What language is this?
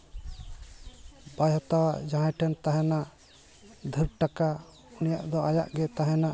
Santali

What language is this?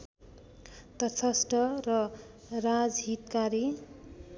Nepali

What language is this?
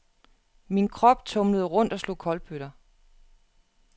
Danish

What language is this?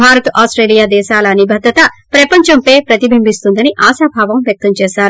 Telugu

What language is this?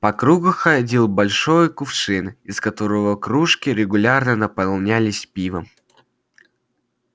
Russian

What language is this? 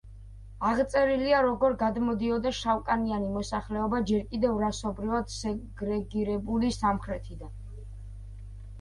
Georgian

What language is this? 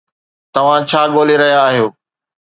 Sindhi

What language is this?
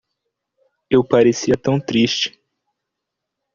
Portuguese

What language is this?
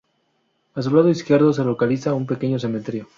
Spanish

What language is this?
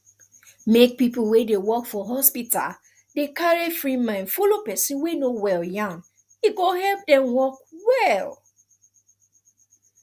Nigerian Pidgin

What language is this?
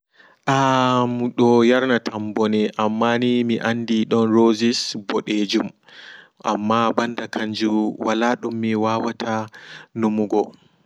Fula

